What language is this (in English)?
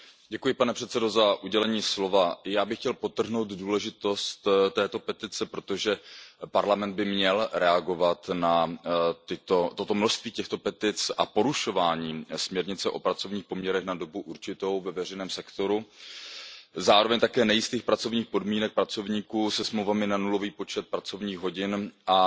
Czech